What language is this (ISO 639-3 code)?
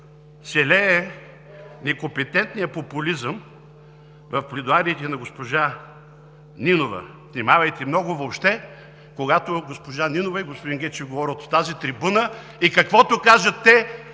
bul